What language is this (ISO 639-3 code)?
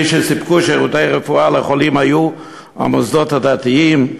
heb